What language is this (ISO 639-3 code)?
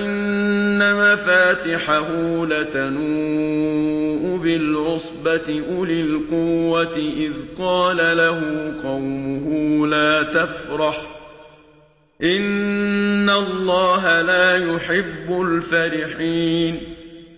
ara